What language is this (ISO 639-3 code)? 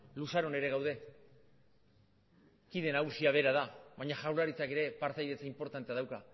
eus